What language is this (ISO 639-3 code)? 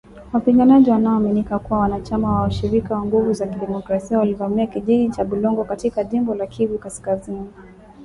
swa